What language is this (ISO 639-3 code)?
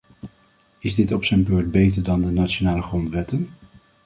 nld